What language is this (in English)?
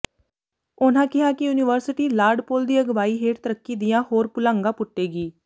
Punjabi